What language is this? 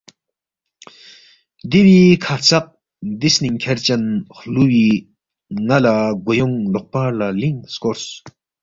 Balti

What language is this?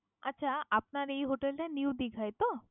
Bangla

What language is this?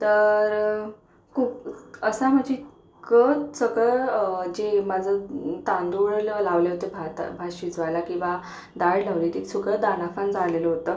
Marathi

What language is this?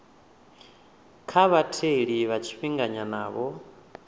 Venda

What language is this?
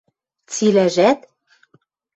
Western Mari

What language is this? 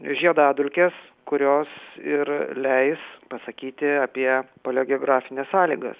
Lithuanian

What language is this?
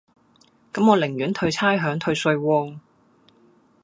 Cantonese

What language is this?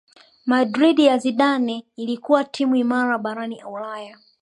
Swahili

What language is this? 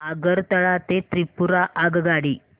Marathi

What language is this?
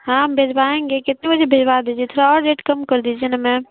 Urdu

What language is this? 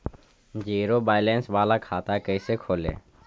Magahi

